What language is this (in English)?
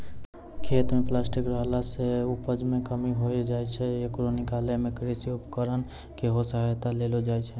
Maithili